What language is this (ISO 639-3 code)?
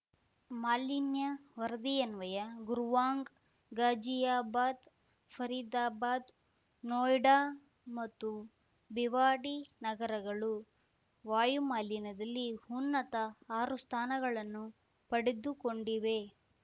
kan